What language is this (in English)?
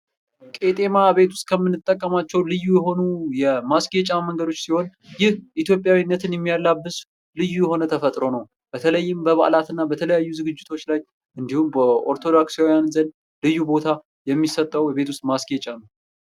Amharic